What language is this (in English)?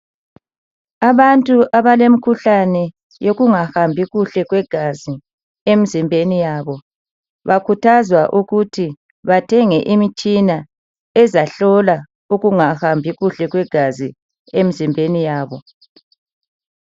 North Ndebele